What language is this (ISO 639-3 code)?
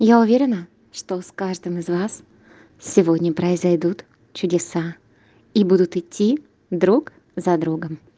rus